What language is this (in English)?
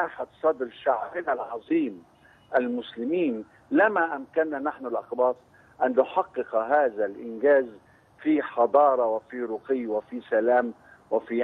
Arabic